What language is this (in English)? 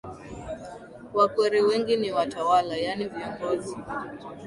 Swahili